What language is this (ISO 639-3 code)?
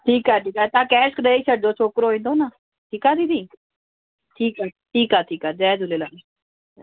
snd